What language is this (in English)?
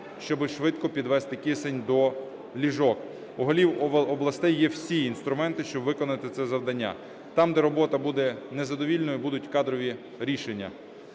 Ukrainian